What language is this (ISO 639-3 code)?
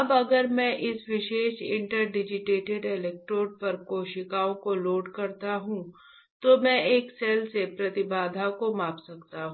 hin